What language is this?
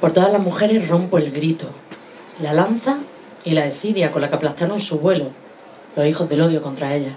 Spanish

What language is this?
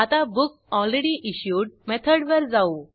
Marathi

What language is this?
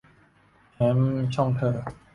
Thai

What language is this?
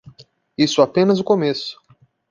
Portuguese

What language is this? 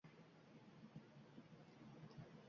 Uzbek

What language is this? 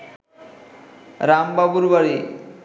Bangla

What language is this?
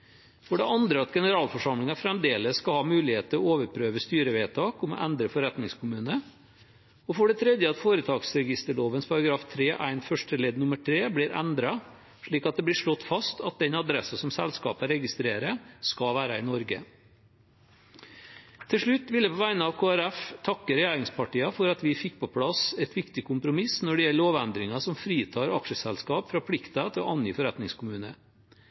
Norwegian Bokmål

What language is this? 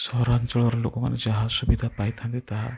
Odia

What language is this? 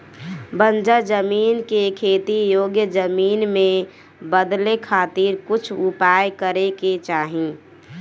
Bhojpuri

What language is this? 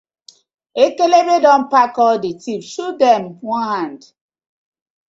Nigerian Pidgin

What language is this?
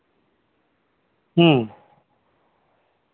Santali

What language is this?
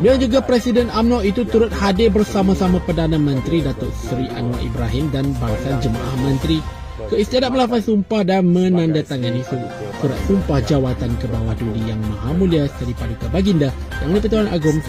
Malay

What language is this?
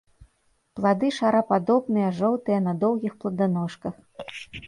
Belarusian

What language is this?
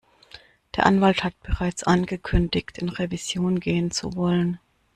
German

